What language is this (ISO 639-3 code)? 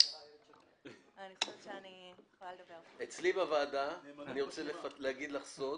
heb